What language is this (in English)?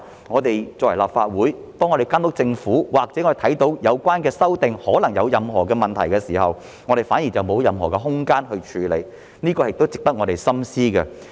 Cantonese